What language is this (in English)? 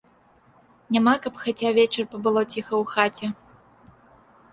Belarusian